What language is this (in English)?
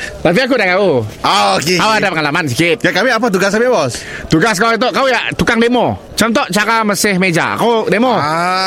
Malay